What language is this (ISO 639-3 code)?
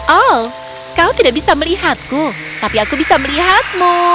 ind